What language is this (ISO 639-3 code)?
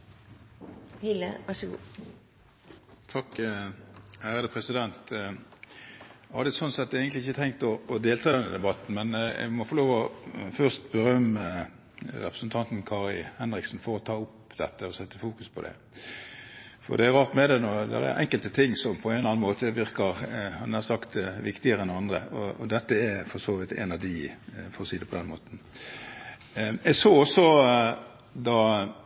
nob